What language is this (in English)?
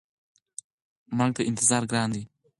Pashto